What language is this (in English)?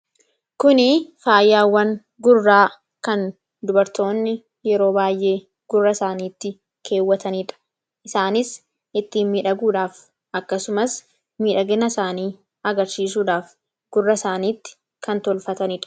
Oromo